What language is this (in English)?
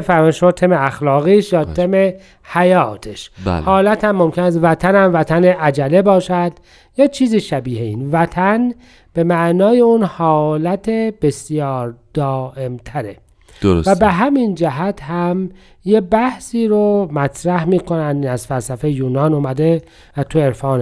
Persian